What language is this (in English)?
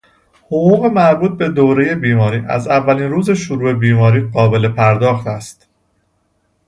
Persian